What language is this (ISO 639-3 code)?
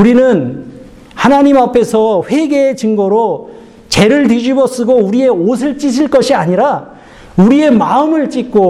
kor